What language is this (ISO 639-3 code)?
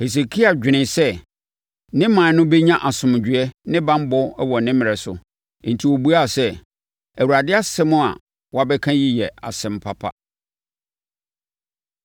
aka